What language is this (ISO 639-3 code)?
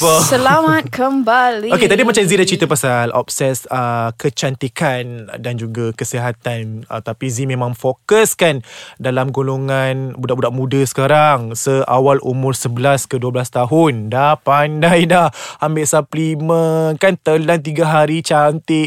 msa